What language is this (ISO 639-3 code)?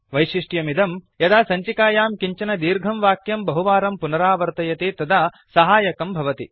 san